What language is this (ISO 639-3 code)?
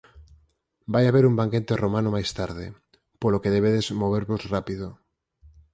glg